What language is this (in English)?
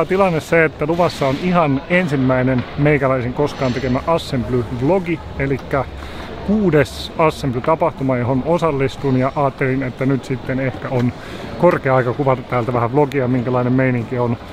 Finnish